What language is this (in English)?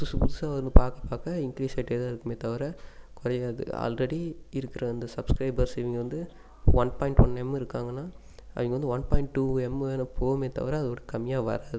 Tamil